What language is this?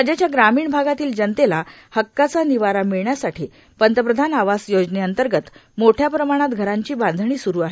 Marathi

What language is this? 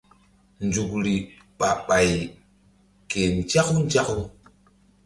Mbum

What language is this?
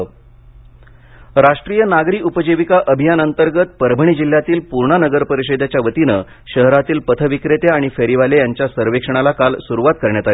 Marathi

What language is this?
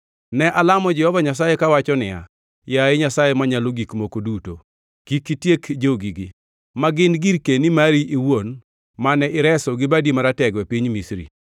Luo (Kenya and Tanzania)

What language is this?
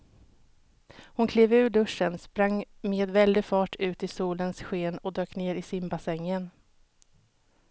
Swedish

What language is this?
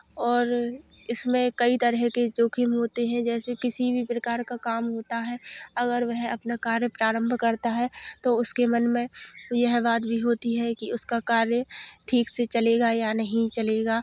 Hindi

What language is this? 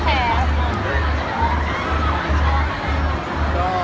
Thai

